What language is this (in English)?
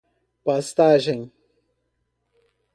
Portuguese